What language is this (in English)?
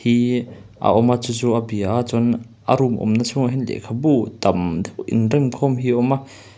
Mizo